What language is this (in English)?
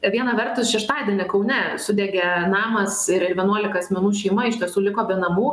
Lithuanian